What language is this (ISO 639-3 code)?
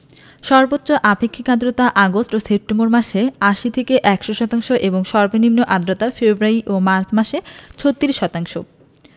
ben